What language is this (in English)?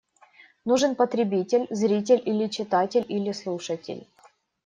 Russian